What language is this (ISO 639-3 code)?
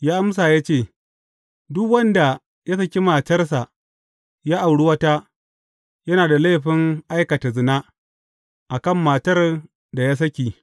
hau